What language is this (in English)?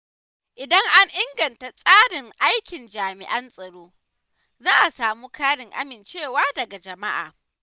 Hausa